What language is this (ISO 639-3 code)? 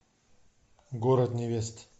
rus